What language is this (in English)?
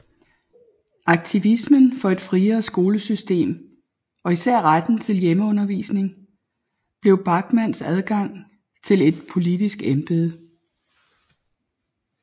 Danish